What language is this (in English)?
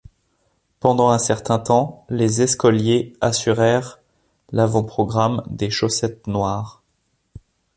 French